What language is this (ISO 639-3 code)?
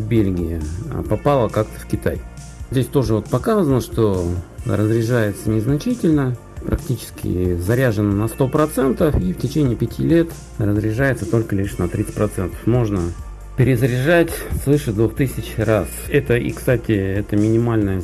rus